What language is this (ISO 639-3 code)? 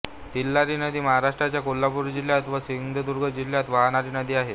mar